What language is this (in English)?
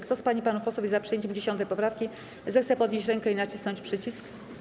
Polish